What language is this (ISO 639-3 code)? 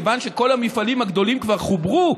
heb